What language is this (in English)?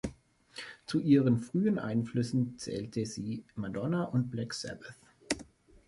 German